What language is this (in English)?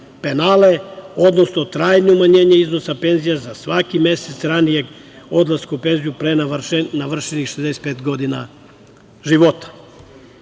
Serbian